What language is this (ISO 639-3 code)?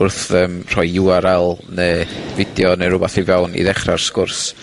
cym